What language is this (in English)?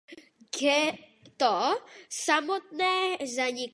Czech